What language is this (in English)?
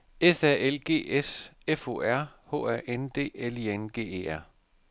Danish